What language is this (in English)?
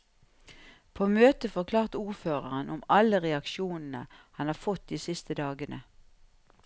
Norwegian